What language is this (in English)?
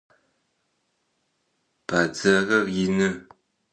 Adyghe